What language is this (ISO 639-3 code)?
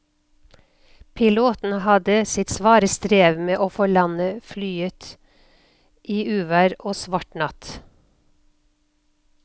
nor